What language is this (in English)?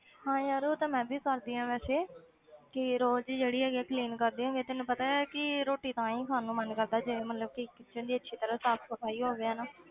Punjabi